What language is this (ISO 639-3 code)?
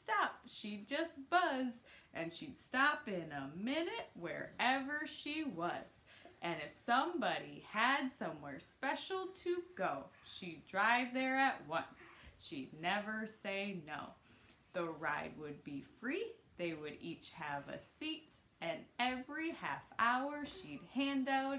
eng